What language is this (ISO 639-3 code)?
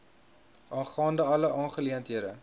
afr